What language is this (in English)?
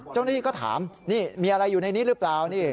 Thai